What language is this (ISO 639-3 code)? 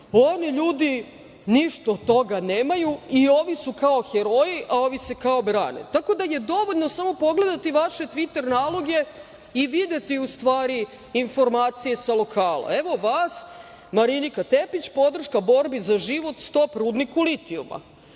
srp